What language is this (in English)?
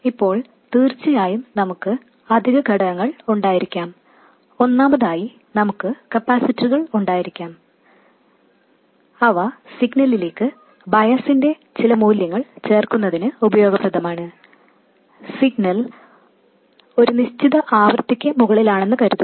Malayalam